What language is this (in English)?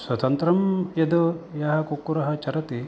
Sanskrit